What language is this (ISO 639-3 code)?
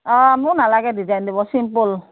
asm